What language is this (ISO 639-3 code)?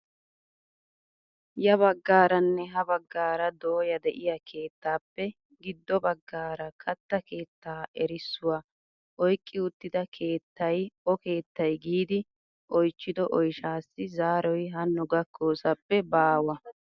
wal